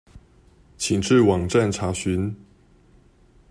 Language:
Chinese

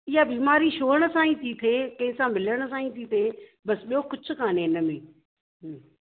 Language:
Sindhi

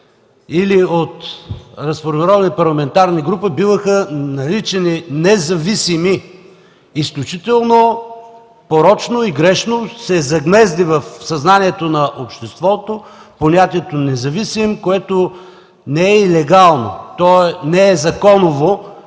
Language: Bulgarian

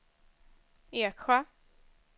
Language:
Swedish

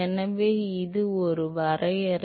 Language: Tamil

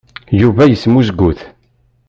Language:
Kabyle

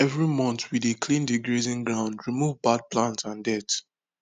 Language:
Nigerian Pidgin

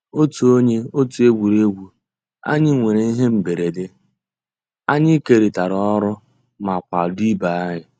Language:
Igbo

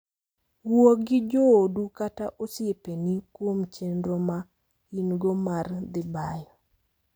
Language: Luo (Kenya and Tanzania)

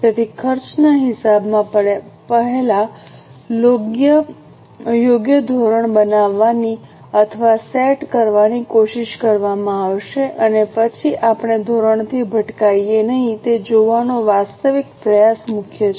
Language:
Gujarati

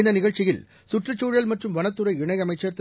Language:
Tamil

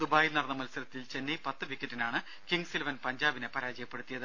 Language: Malayalam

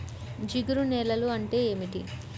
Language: Telugu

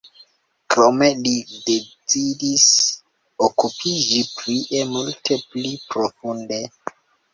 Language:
Esperanto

